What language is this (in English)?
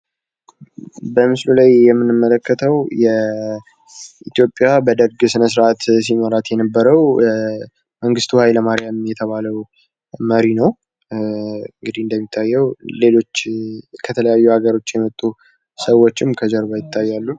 Amharic